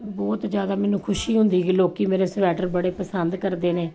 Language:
Punjabi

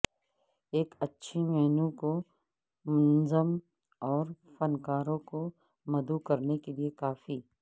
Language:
Urdu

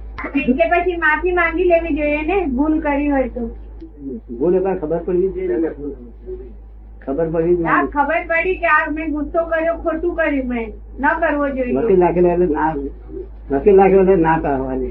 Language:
Gujarati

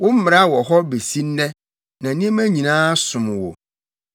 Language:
Akan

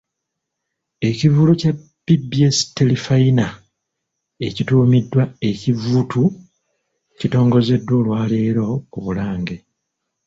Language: Ganda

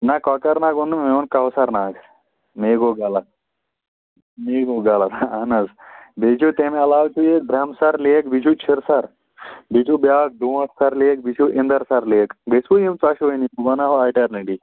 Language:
Kashmiri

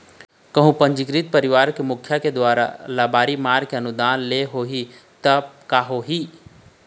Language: Chhattisgarhi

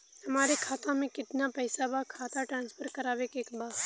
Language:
Bhojpuri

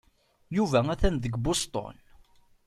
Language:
Kabyle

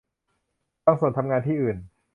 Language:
Thai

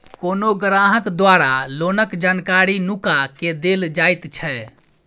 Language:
Maithili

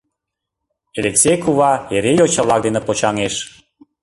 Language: Mari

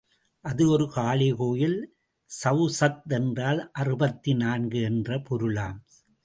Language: Tamil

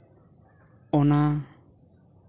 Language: Santali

